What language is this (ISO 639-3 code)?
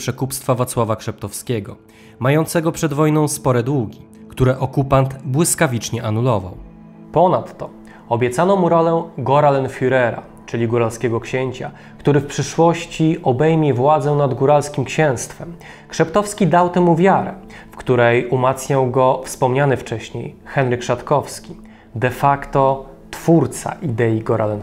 pol